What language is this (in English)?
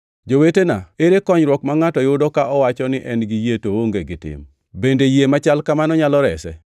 Luo (Kenya and Tanzania)